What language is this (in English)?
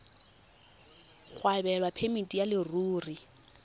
Tswana